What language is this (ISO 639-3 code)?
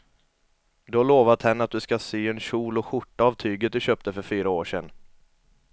swe